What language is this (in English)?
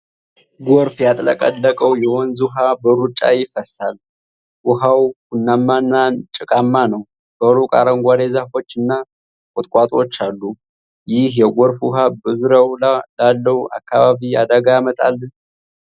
Amharic